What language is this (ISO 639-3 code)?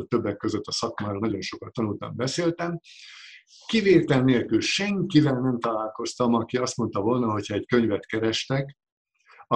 hun